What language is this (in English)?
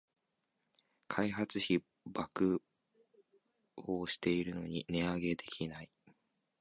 Japanese